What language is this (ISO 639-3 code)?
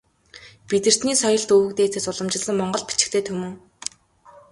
mon